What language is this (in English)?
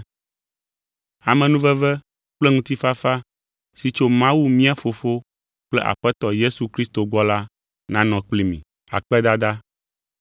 Ewe